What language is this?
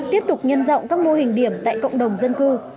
Vietnamese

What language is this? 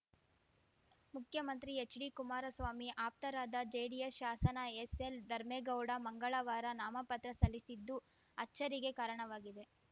Kannada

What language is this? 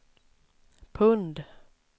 Swedish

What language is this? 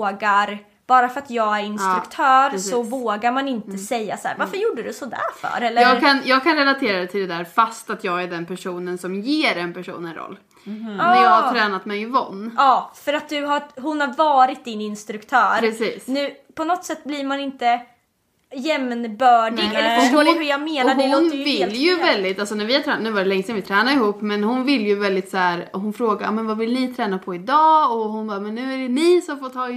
Swedish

